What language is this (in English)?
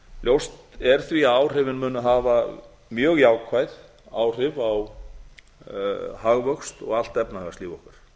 Icelandic